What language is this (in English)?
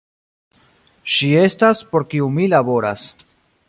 Esperanto